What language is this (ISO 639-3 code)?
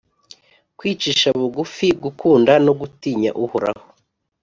kin